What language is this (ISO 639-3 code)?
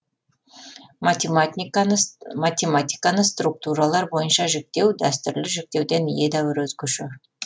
kaz